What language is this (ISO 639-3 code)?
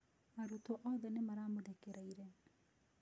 kik